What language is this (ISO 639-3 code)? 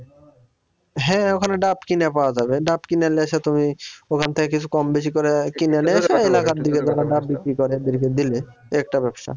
ben